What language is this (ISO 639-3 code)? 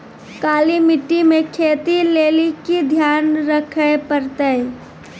mai